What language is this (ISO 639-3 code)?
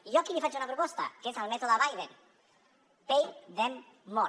cat